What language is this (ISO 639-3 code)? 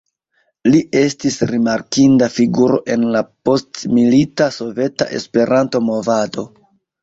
epo